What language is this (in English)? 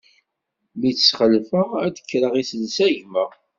Kabyle